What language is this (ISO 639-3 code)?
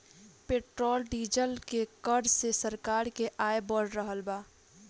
bho